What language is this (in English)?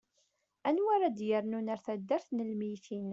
Kabyle